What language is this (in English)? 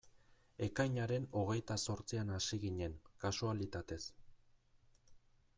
Basque